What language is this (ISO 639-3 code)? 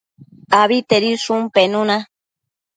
mcf